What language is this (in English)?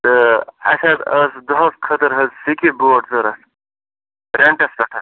Kashmiri